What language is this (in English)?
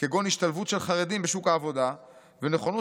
Hebrew